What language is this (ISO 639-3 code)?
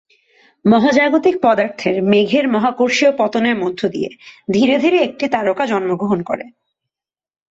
ben